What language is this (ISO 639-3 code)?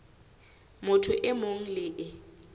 sot